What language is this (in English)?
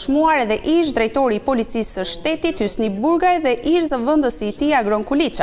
Romanian